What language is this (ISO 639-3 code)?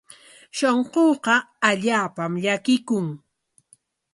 qwa